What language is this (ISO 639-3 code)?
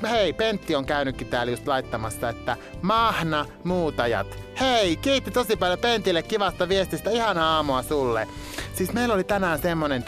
fin